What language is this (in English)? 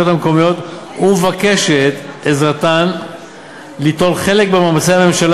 Hebrew